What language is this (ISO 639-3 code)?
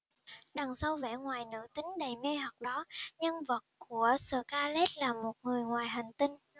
vie